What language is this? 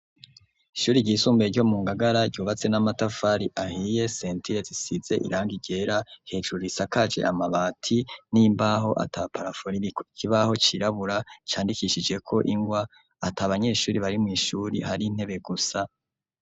Rundi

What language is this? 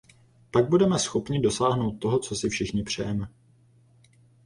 Czech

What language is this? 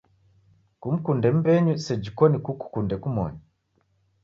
Taita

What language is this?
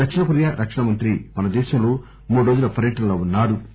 Telugu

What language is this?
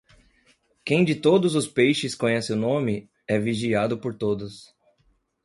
Portuguese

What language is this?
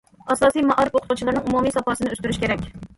Uyghur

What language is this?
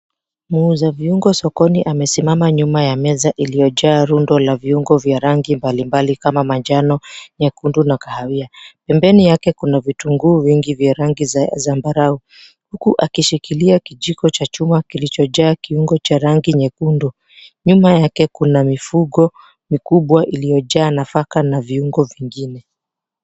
Swahili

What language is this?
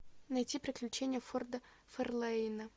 Russian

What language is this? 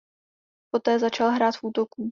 Czech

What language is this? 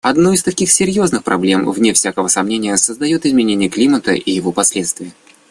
Russian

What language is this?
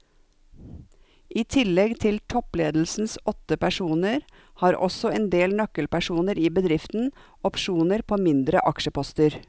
Norwegian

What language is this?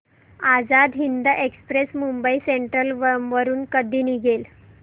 Marathi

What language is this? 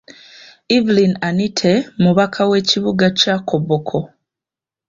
Ganda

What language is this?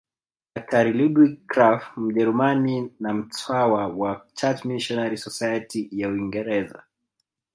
Swahili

